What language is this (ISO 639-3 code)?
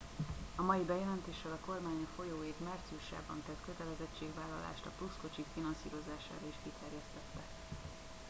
hun